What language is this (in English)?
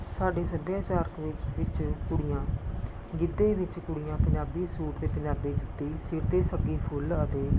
Punjabi